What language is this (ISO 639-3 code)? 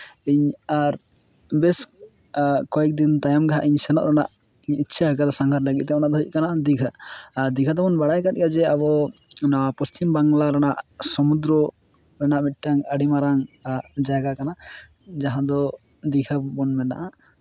sat